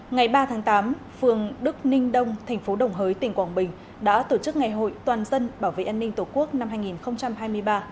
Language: Vietnamese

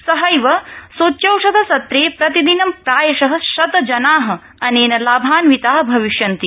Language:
Sanskrit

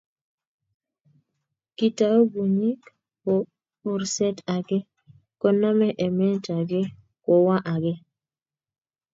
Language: Kalenjin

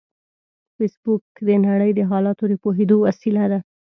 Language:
Pashto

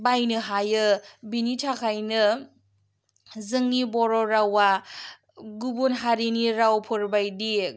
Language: Bodo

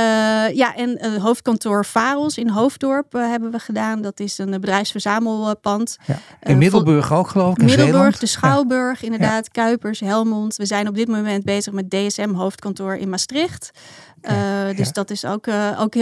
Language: Dutch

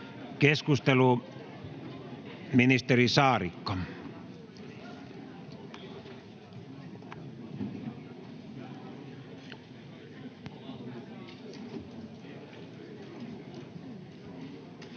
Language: Finnish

